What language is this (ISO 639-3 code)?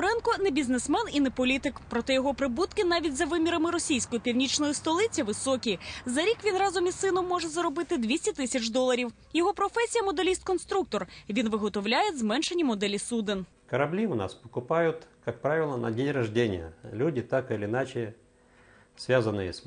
rus